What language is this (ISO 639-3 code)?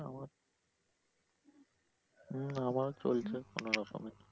ben